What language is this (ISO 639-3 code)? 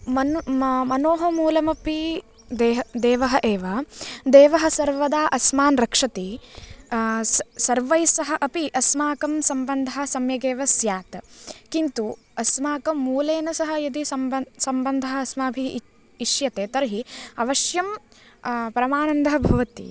san